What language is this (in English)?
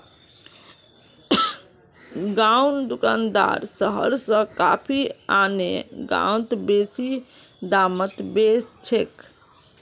Magahi